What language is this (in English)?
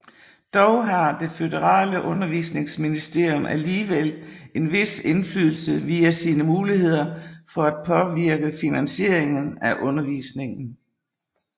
Danish